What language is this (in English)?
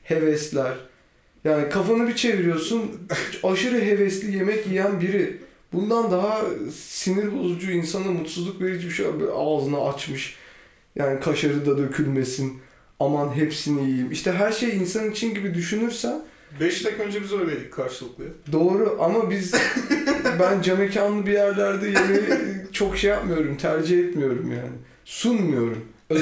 Turkish